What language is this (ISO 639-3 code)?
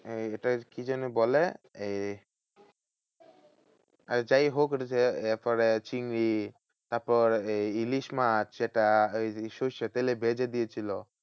ben